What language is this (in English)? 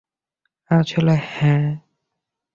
Bangla